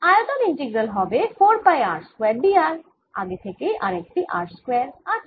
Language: Bangla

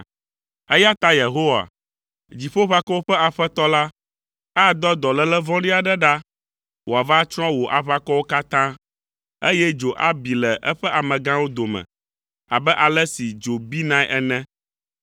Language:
Ewe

